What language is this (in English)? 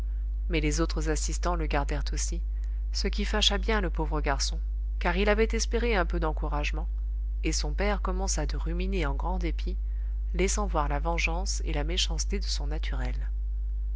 French